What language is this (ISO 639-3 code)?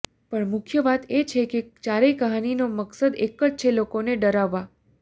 guj